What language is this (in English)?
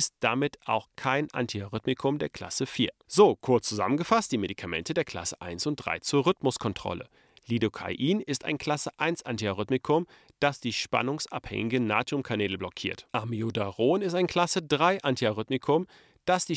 German